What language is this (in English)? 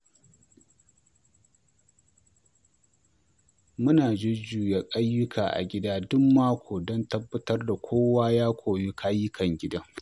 Hausa